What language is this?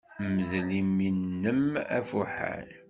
Kabyle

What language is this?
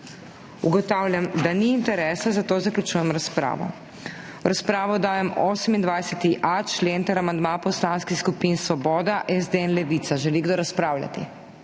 Slovenian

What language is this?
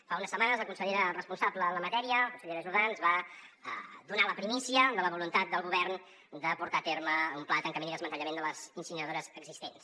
Catalan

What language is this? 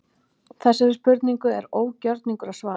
Icelandic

